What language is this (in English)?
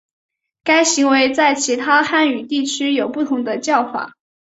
Chinese